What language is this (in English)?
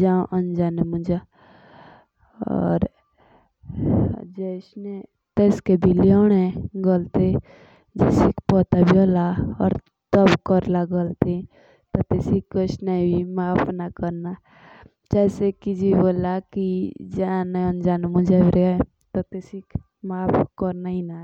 Jaunsari